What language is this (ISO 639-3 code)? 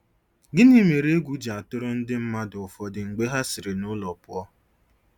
ibo